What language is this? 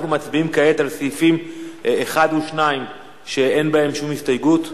Hebrew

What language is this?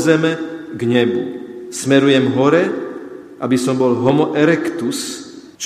Slovak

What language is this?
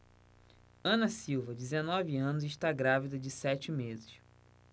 Portuguese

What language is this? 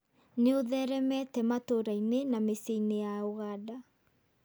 Kikuyu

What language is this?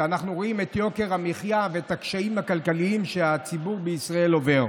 Hebrew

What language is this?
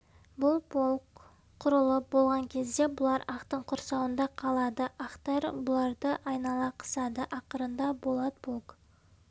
Kazakh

